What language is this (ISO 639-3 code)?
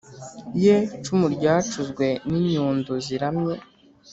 kin